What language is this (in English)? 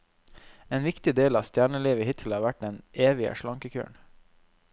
Norwegian